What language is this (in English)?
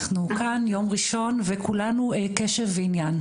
Hebrew